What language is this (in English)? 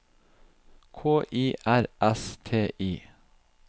Norwegian